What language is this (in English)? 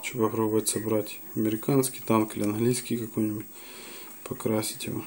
Russian